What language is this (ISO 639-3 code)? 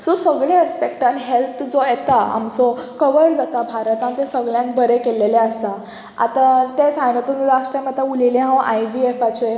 kok